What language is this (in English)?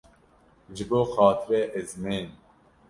Kurdish